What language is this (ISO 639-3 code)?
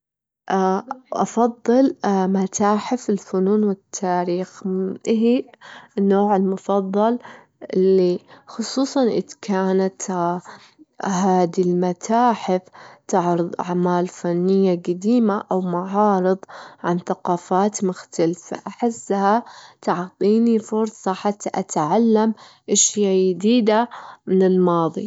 afb